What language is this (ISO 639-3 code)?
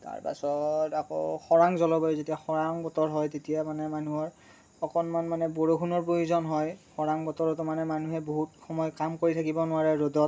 asm